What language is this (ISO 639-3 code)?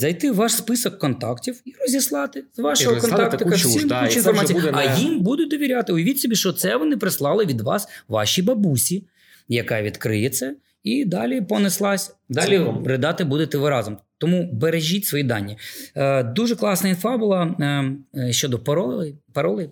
ukr